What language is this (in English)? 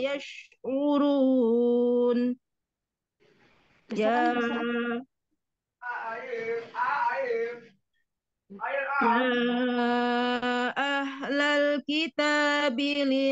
Indonesian